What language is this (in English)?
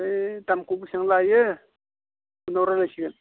Bodo